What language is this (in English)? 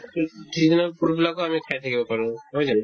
Assamese